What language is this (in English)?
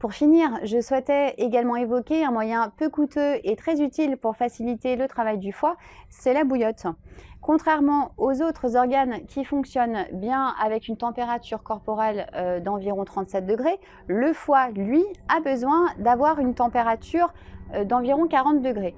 French